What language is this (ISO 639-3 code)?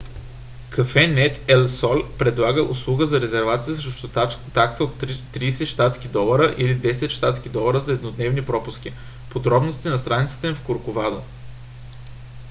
bul